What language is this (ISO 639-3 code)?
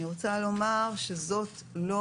heb